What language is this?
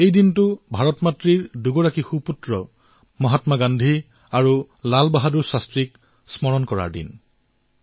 Assamese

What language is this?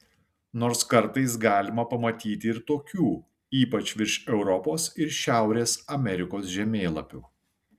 Lithuanian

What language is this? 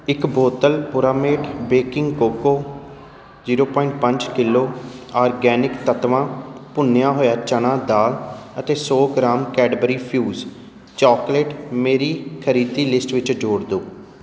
Punjabi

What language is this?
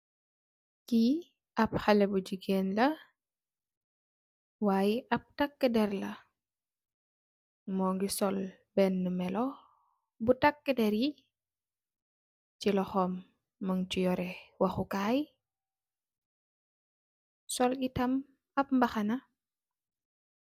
Wolof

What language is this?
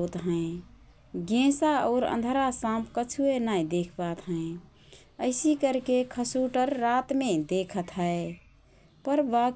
Rana Tharu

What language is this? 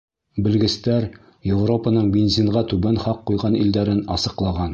Bashkir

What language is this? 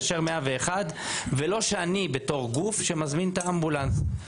Hebrew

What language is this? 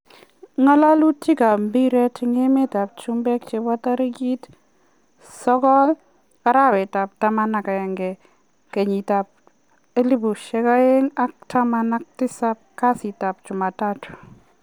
Kalenjin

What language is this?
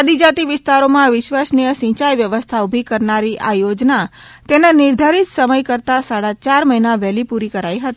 Gujarati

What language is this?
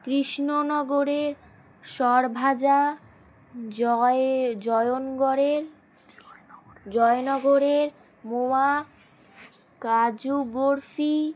Bangla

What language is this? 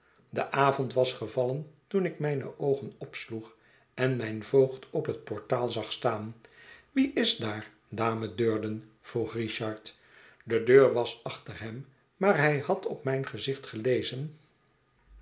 Dutch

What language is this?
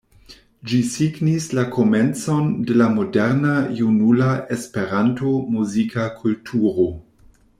Esperanto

